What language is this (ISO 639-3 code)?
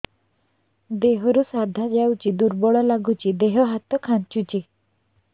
ori